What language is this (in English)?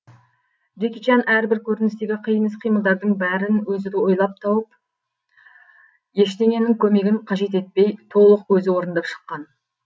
Kazakh